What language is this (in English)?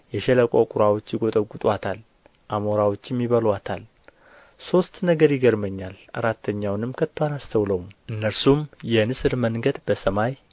Amharic